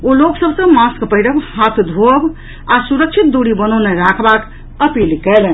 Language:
Maithili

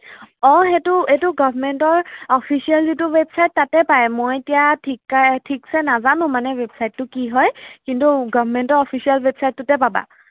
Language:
Assamese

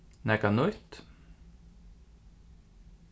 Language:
Faroese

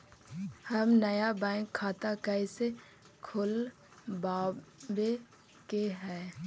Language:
Magahi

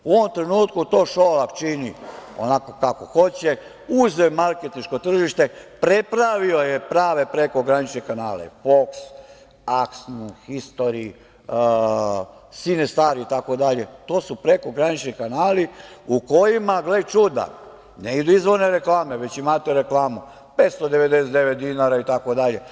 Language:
Serbian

